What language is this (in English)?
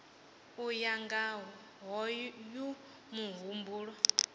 Venda